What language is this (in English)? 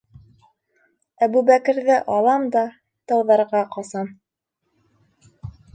Bashkir